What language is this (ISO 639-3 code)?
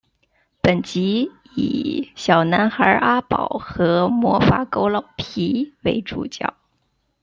zho